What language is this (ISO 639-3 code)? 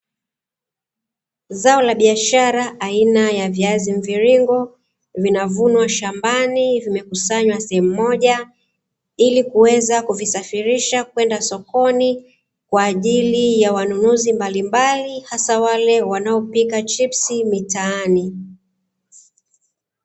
swa